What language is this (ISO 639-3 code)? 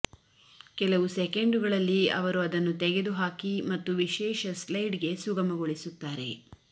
kan